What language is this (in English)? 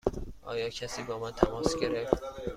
Persian